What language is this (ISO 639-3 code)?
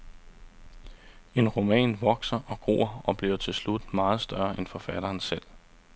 dan